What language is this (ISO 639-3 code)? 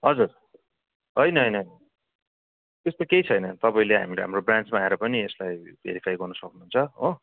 nep